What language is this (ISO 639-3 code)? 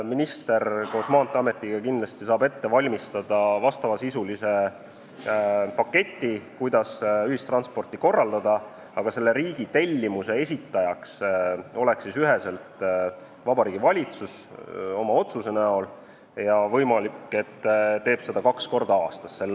est